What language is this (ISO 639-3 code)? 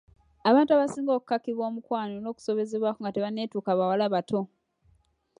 lug